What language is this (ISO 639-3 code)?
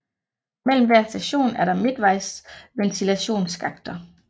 dan